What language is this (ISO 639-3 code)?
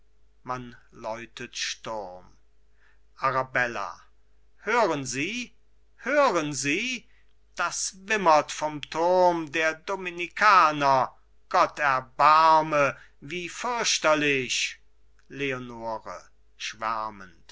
deu